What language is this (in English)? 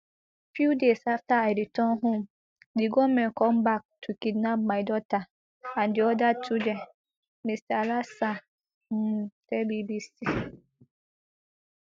Nigerian Pidgin